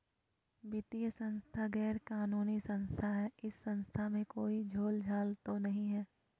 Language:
Magahi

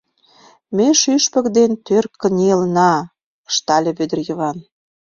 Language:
Mari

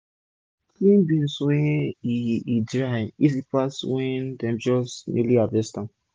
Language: Nigerian Pidgin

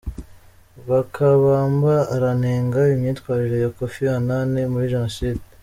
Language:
Kinyarwanda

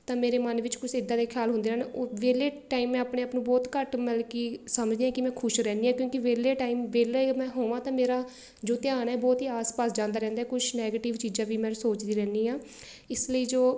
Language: Punjabi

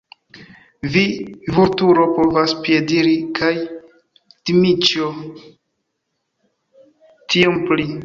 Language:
Esperanto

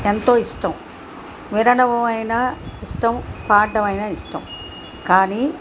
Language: Telugu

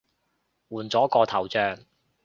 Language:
Cantonese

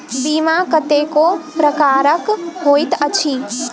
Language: Maithili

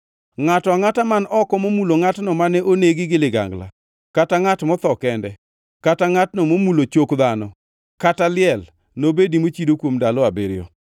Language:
Luo (Kenya and Tanzania)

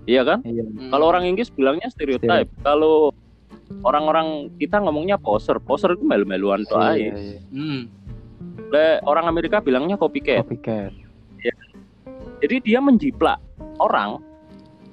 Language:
Indonesian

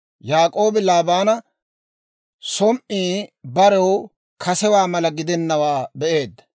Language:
Dawro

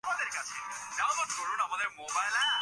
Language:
Bangla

